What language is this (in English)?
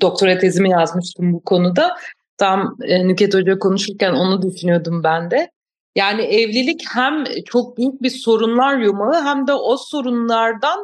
Turkish